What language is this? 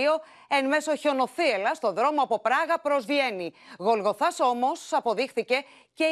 Greek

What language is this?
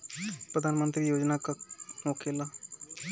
Bhojpuri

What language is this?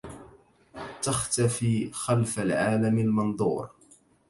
Arabic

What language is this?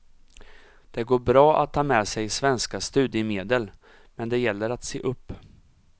Swedish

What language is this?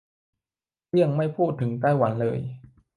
Thai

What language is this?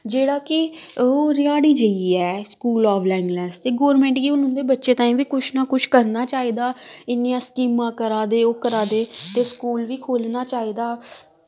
Dogri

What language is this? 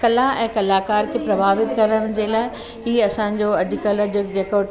Sindhi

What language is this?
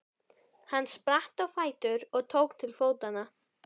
Icelandic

